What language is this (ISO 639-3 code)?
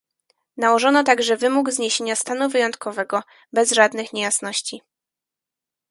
pol